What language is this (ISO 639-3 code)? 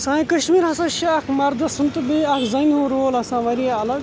kas